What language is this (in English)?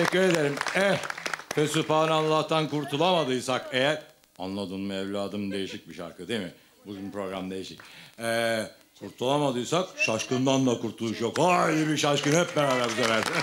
Turkish